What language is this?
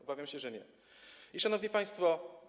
Polish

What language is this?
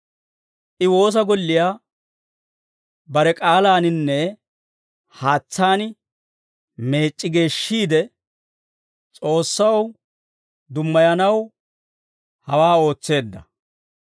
Dawro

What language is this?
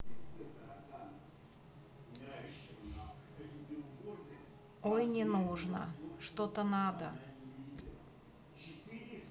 Russian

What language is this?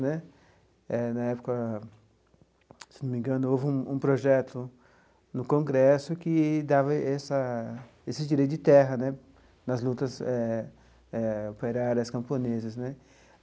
Portuguese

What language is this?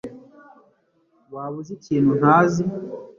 Kinyarwanda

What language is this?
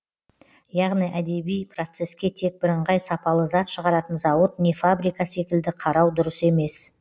Kazakh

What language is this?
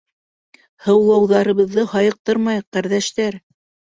Bashkir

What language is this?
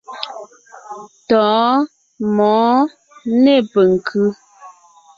Ngiemboon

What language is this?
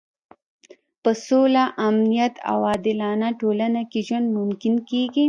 Pashto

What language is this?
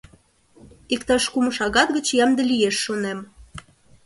Mari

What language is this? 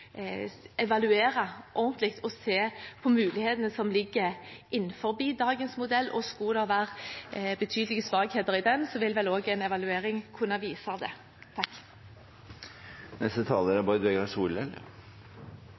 Norwegian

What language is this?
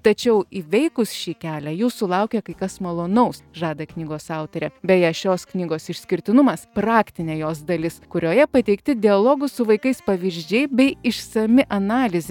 Lithuanian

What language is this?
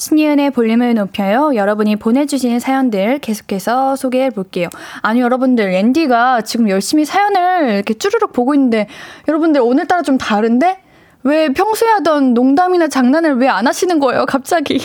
Korean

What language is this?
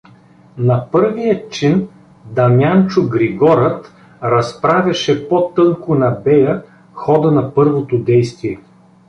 Bulgarian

